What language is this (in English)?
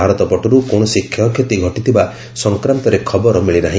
Odia